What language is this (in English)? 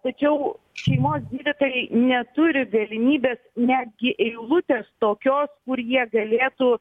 Lithuanian